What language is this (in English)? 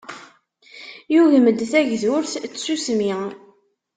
Kabyle